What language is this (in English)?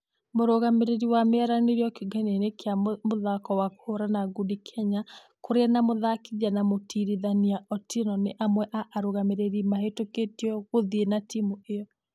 Kikuyu